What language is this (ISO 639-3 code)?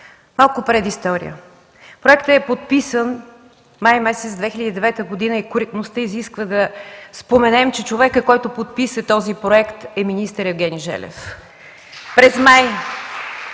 bul